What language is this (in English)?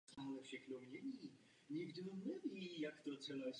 Czech